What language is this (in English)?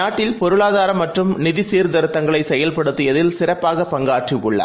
Tamil